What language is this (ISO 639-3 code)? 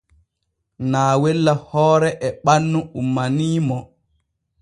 fue